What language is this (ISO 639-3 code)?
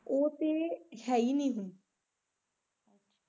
pan